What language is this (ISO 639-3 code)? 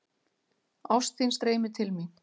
isl